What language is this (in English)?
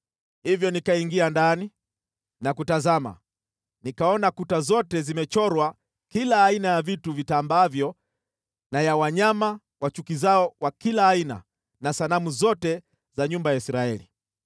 Swahili